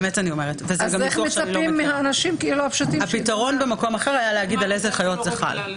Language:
Hebrew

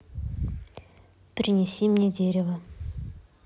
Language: Russian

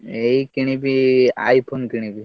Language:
Odia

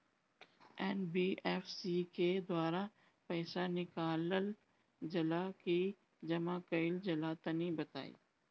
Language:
Bhojpuri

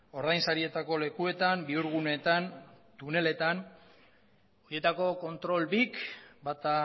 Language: Basque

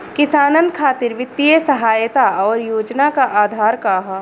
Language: Bhojpuri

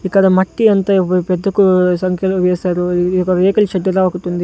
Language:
Telugu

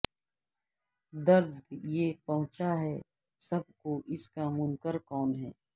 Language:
Urdu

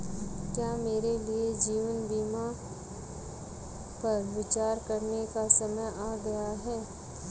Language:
Hindi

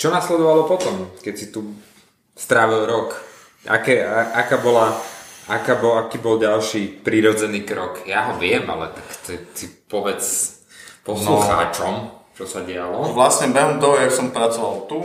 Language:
Slovak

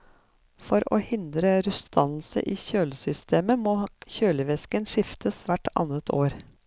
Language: Norwegian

